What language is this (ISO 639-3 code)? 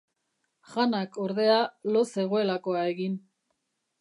eus